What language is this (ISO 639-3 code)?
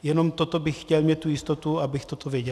ces